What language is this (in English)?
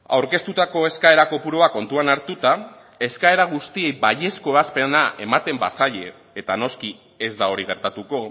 Basque